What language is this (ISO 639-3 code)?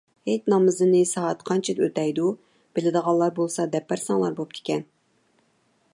uig